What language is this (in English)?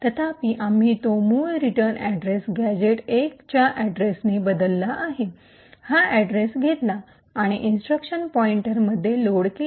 Marathi